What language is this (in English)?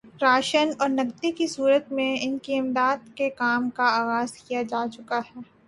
Urdu